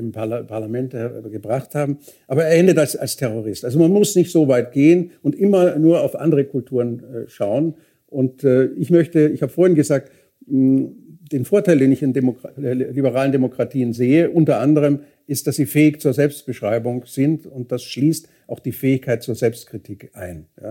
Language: German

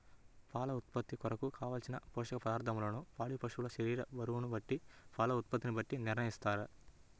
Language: Telugu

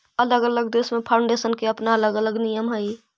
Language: Magahi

